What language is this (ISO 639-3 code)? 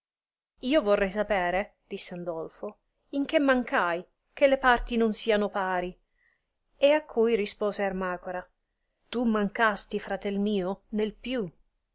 ita